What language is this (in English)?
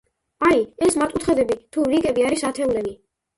Georgian